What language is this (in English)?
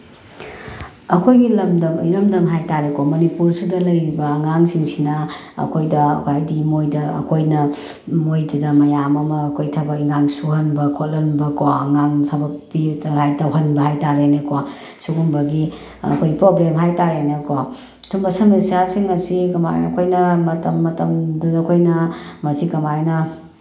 Manipuri